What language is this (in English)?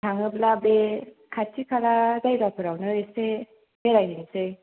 Bodo